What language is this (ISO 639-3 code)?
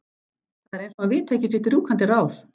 isl